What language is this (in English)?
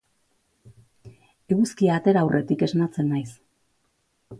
Basque